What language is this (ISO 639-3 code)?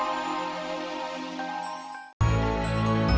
ind